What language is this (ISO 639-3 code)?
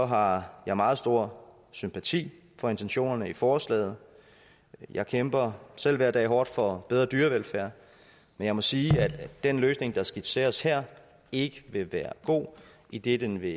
dan